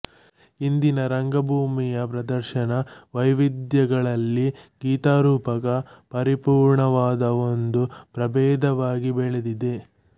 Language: Kannada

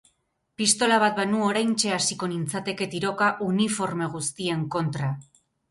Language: Basque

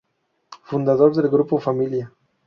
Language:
Spanish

